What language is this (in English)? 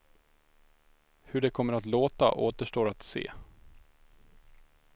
Swedish